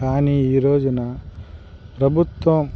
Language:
Telugu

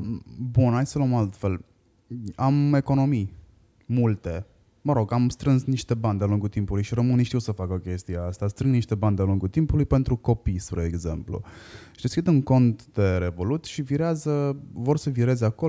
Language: Romanian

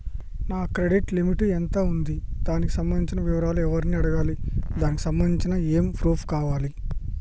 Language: Telugu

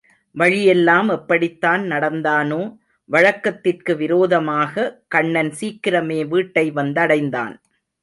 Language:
Tamil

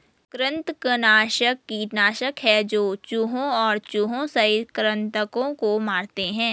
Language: Hindi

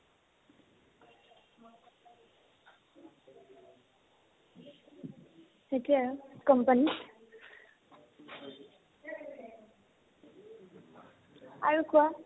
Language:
Assamese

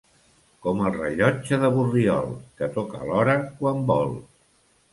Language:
Catalan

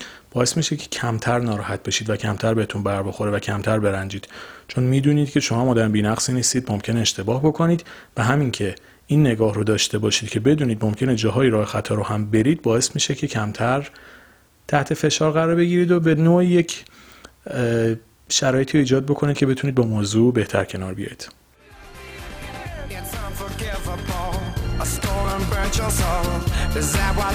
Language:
Persian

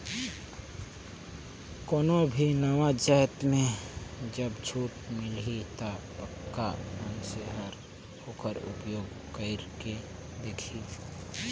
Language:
Chhattisgarhi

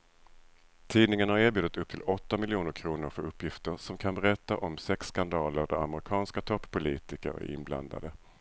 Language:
Swedish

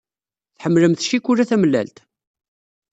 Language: Kabyle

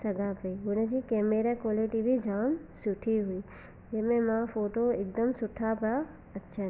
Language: Sindhi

